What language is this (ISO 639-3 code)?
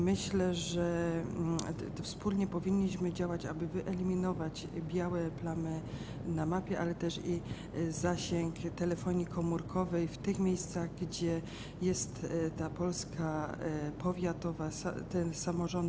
pol